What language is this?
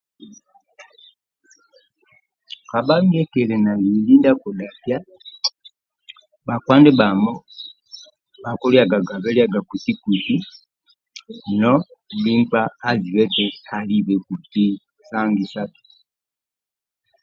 Amba (Uganda)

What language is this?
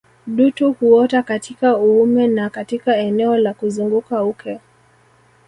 Swahili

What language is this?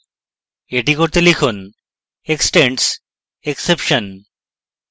Bangla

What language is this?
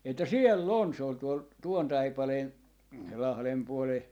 Finnish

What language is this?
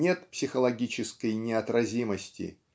Russian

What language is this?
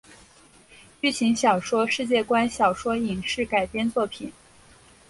Chinese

